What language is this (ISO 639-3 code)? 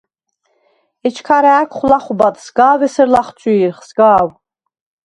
sva